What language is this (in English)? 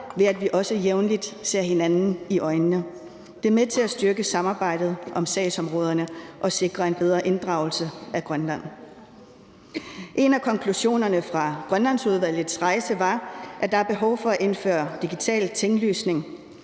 Danish